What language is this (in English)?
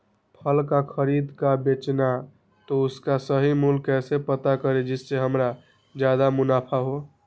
Magahi